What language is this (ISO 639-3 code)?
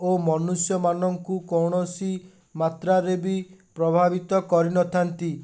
ori